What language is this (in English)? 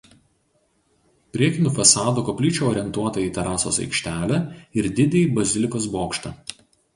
Lithuanian